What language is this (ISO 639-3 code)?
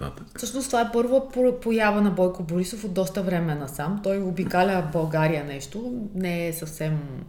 bul